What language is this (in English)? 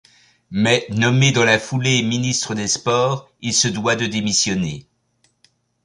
French